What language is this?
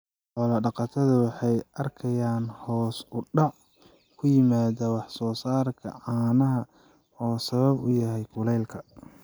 Somali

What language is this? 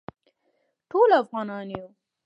Pashto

